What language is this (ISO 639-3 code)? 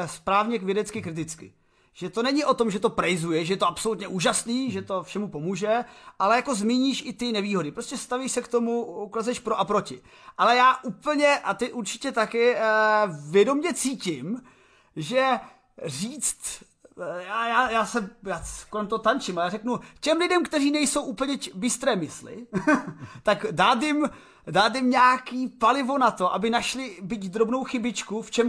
ces